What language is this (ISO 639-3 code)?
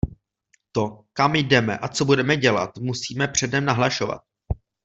ces